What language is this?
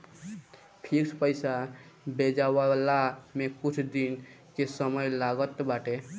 Bhojpuri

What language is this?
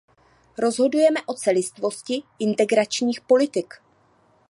Czech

